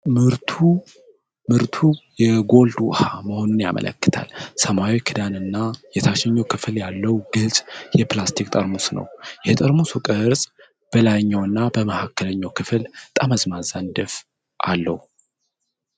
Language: Amharic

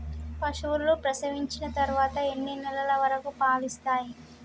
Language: Telugu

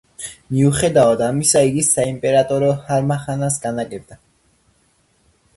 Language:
Georgian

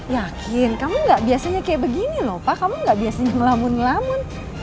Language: Indonesian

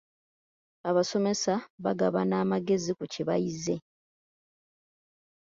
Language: Ganda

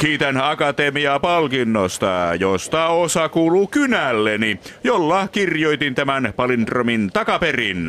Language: Finnish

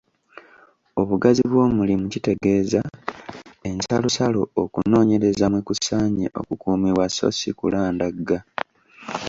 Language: Ganda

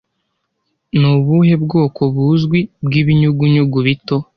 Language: Kinyarwanda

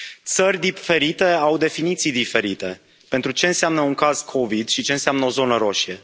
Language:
Romanian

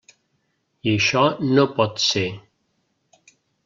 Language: Catalan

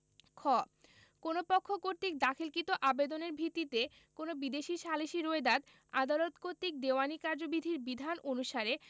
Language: Bangla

